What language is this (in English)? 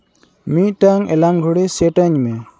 Santali